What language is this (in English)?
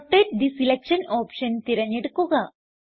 Malayalam